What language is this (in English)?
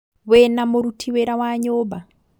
Kikuyu